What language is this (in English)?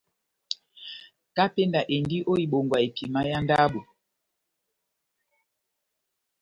Batanga